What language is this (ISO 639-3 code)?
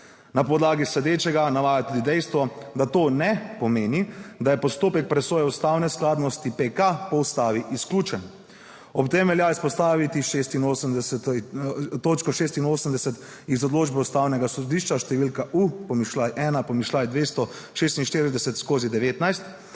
slv